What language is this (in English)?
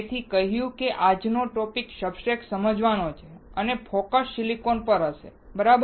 Gujarati